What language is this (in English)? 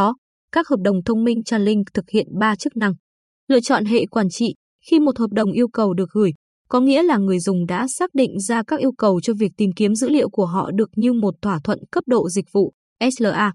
Vietnamese